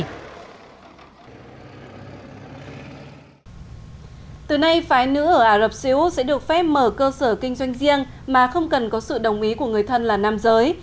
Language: Vietnamese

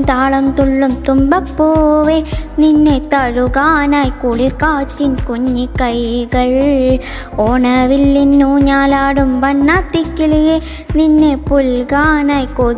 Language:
Thai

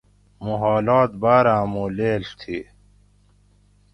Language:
Gawri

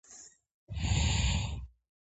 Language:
Georgian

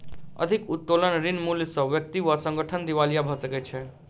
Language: Maithili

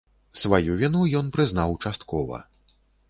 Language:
Belarusian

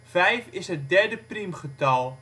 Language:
Dutch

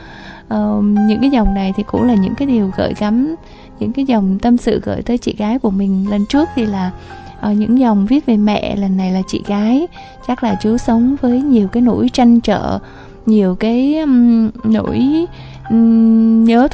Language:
Vietnamese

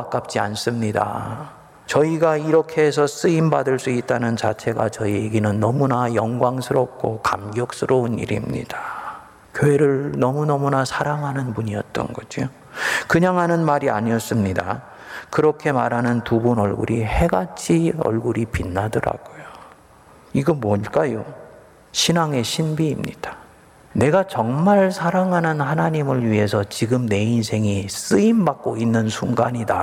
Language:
Korean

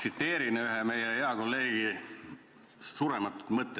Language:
Estonian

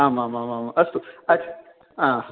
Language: Sanskrit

